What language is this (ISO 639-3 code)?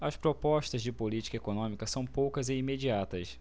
por